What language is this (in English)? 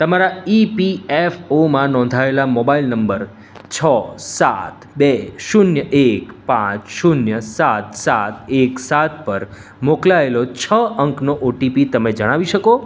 Gujarati